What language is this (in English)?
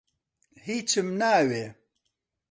Central Kurdish